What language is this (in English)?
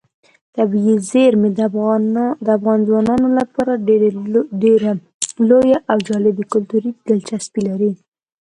Pashto